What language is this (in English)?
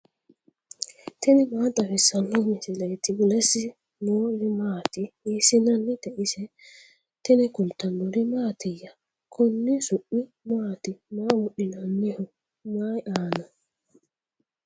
Sidamo